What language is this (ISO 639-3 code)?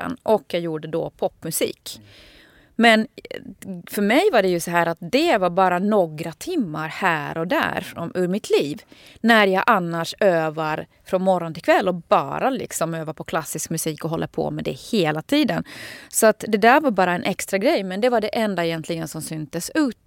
swe